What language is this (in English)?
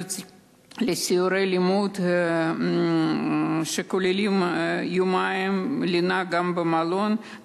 Hebrew